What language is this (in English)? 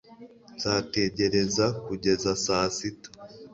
Kinyarwanda